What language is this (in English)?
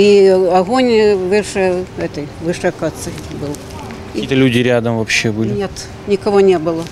Russian